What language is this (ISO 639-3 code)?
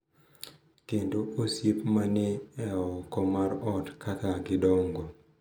luo